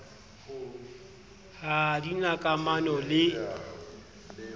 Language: Southern Sotho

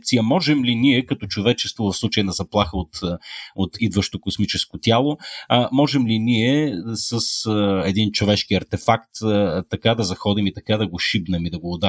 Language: Bulgarian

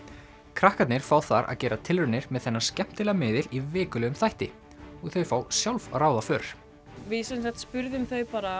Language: Icelandic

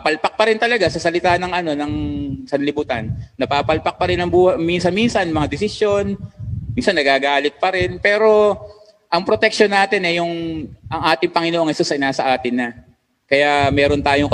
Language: Filipino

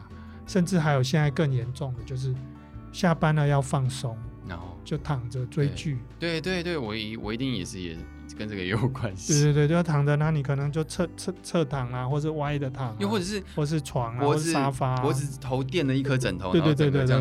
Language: Chinese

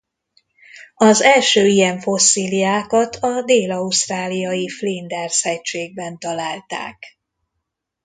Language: Hungarian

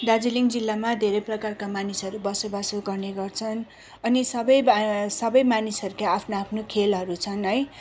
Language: Nepali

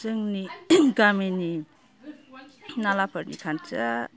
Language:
Bodo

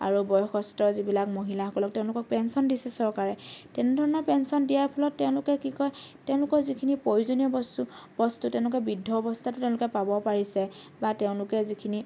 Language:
Assamese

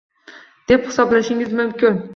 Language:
Uzbek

